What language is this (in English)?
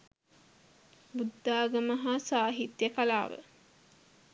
Sinhala